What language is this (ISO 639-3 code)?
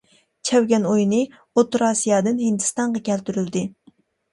uig